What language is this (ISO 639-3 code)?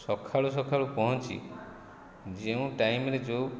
ori